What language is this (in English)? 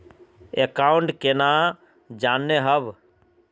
Magahi